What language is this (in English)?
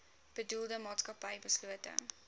Afrikaans